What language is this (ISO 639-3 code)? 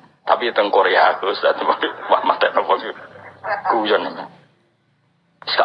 ind